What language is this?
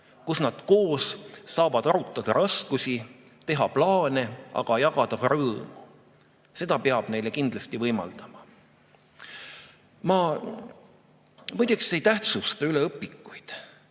Estonian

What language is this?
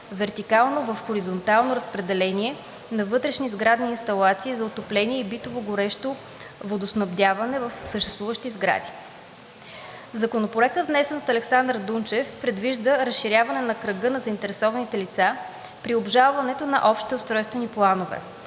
Bulgarian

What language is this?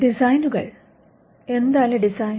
Malayalam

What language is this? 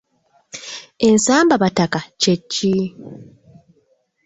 Ganda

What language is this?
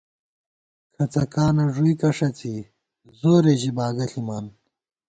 Gawar-Bati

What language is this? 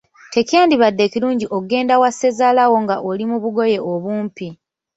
Ganda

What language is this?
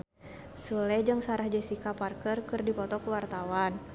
Sundanese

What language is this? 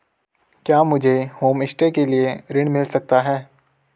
Hindi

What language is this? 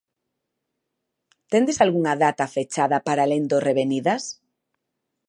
Galician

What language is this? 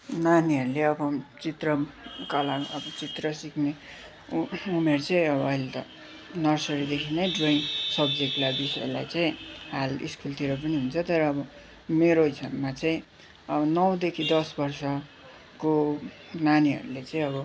Nepali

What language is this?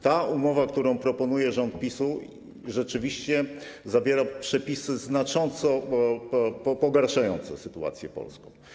Polish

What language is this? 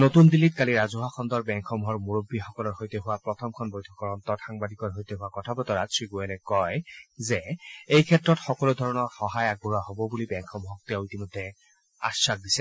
Assamese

